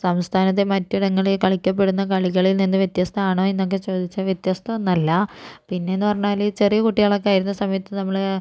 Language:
Malayalam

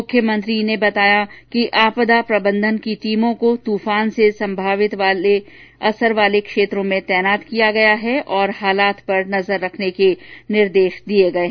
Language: Hindi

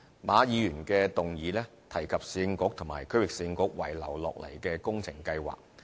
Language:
Cantonese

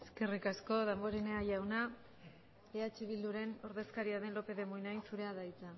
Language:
Basque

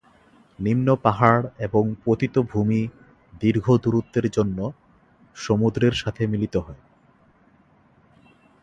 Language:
Bangla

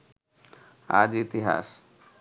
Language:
Bangla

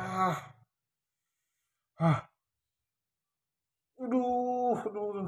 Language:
Indonesian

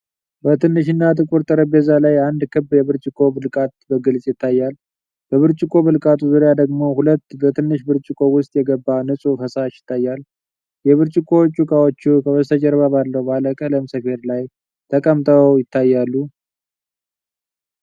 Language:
Amharic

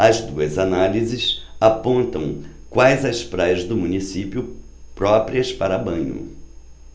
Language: Portuguese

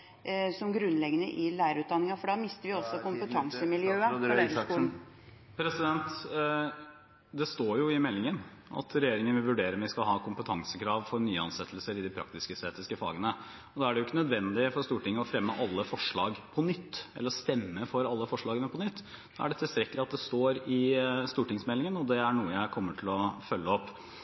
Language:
Norwegian Bokmål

